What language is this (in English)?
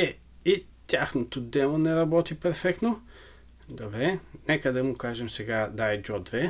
Bulgarian